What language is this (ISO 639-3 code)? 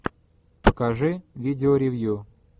rus